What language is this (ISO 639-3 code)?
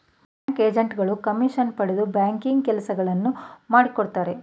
kan